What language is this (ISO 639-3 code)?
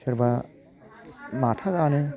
brx